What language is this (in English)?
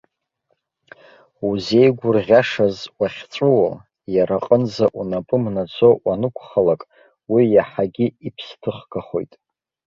Abkhazian